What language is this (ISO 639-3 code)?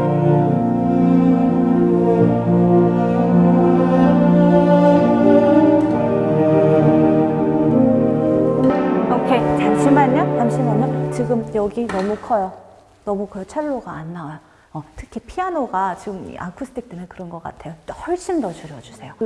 kor